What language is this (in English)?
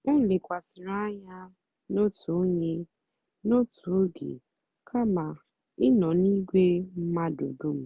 Igbo